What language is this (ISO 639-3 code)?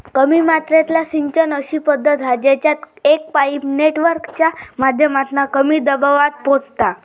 mar